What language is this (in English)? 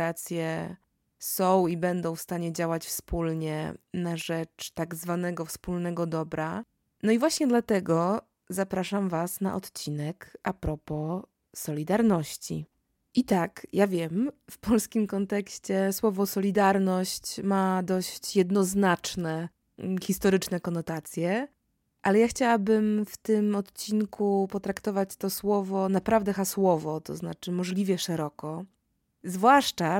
Polish